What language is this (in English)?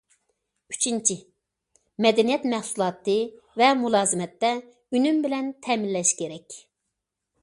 Uyghur